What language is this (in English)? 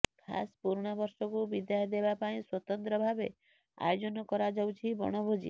Odia